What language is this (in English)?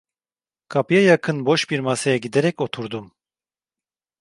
Turkish